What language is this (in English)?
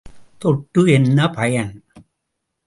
Tamil